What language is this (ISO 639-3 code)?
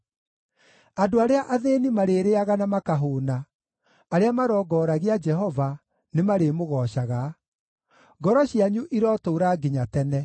kik